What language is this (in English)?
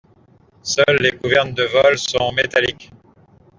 French